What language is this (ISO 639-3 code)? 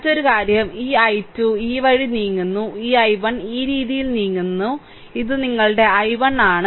mal